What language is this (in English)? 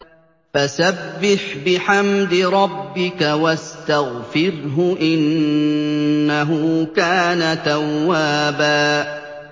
Arabic